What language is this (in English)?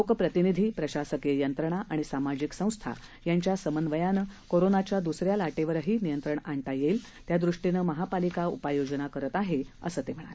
Marathi